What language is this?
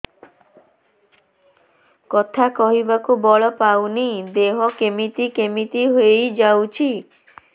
Odia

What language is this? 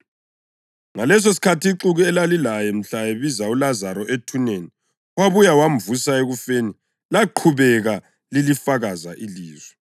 North Ndebele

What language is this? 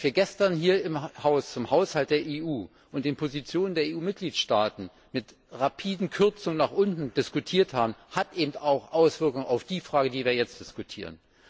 German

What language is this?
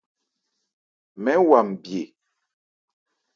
Ebrié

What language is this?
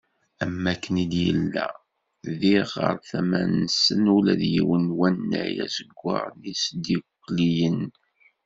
Kabyle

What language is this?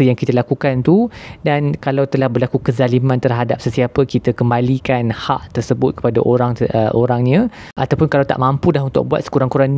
Malay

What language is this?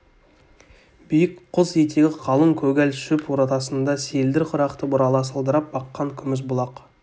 Kazakh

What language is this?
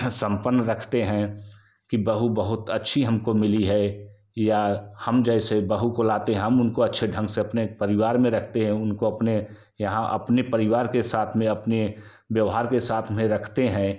Hindi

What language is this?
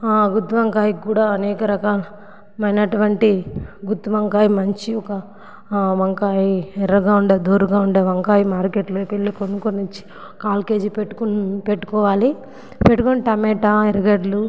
Telugu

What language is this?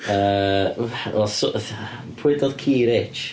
Welsh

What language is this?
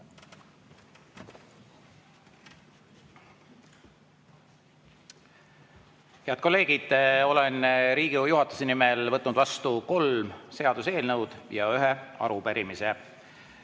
Estonian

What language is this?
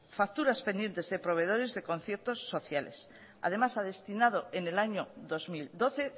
Spanish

